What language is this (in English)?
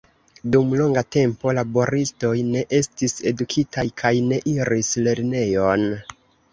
Esperanto